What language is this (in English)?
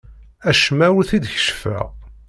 Kabyle